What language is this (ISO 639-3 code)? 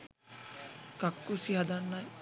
sin